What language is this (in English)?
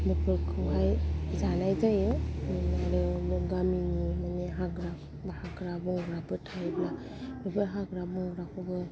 Bodo